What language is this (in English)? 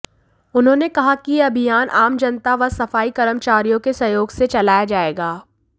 Hindi